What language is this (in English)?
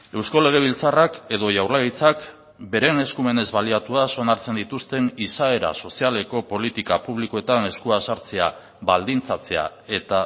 Basque